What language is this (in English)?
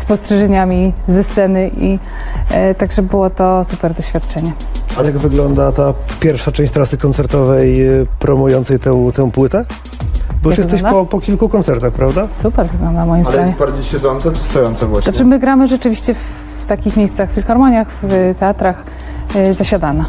Polish